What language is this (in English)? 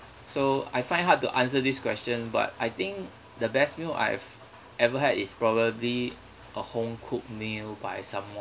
English